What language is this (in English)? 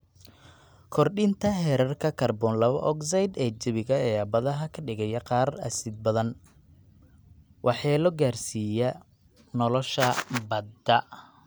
Somali